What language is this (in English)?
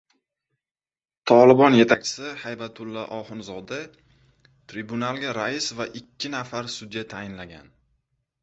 Uzbek